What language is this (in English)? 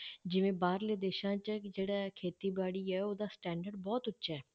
Punjabi